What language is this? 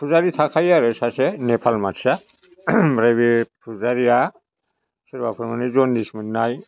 Bodo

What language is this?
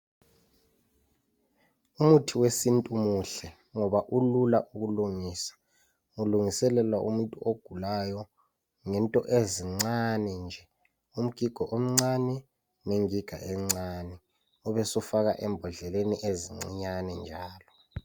North Ndebele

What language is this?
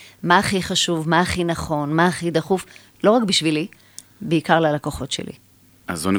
Hebrew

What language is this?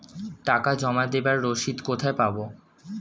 Bangla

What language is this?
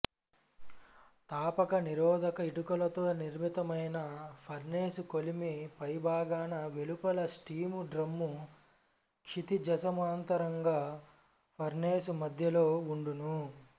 Telugu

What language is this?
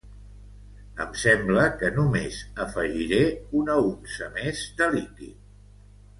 Catalan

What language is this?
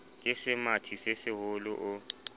Southern Sotho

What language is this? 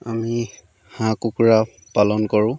Assamese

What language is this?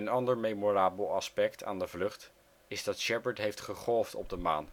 Dutch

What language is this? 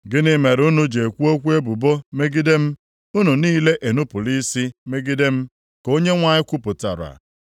Igbo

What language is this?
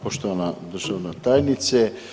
Croatian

